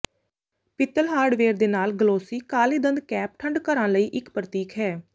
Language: Punjabi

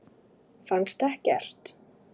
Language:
Icelandic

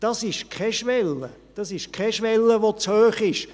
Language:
Swiss German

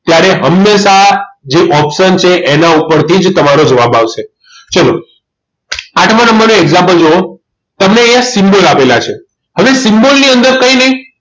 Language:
Gujarati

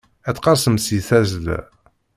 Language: Kabyle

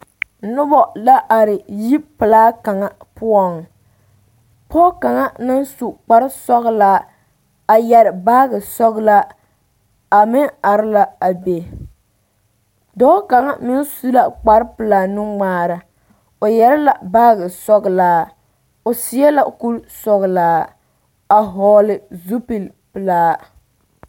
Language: Southern Dagaare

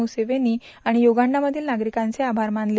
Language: Marathi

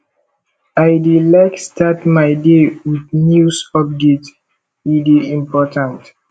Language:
Nigerian Pidgin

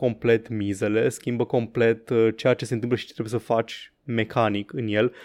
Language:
Romanian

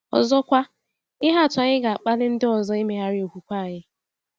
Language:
Igbo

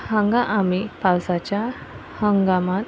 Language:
Konkani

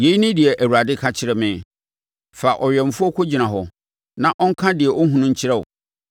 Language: Akan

